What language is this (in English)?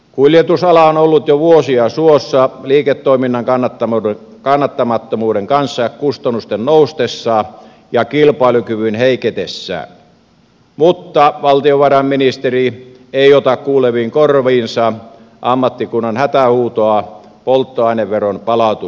Finnish